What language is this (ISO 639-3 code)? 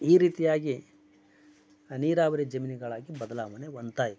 kan